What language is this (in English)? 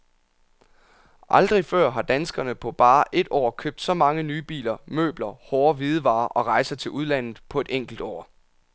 Danish